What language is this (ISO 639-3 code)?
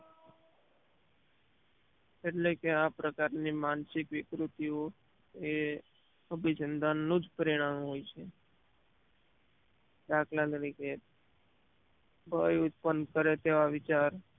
guj